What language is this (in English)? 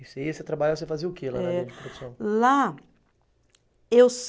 Portuguese